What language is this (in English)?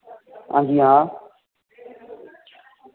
Dogri